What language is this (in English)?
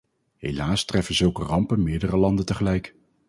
Dutch